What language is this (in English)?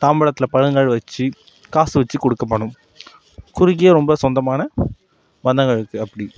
Tamil